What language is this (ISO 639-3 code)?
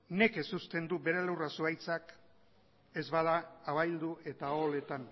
eus